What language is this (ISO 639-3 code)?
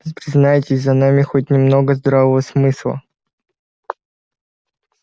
rus